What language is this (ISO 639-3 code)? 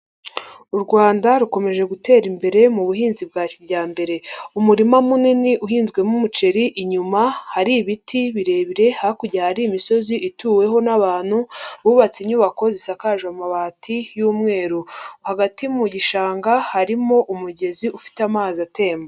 kin